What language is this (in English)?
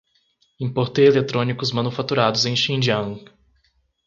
Portuguese